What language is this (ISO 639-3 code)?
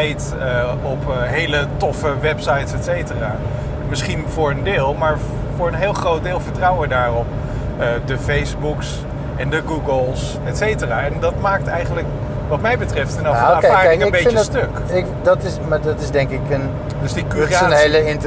nld